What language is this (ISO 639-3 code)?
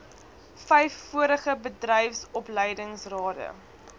afr